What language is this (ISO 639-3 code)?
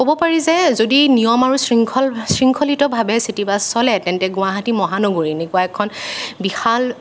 asm